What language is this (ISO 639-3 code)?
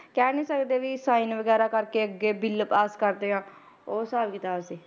pan